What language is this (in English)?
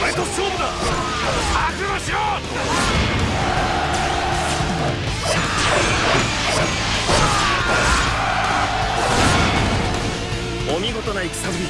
Japanese